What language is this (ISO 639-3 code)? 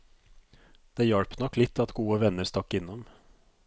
nor